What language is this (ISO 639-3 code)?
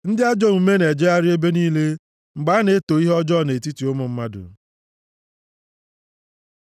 ibo